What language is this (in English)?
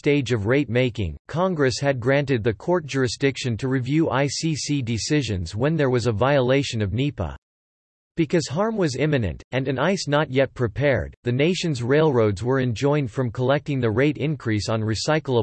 English